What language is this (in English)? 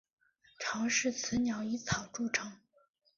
Chinese